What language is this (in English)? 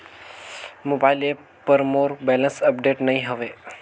Chhattisgarhi